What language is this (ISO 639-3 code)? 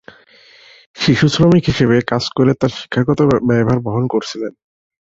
ben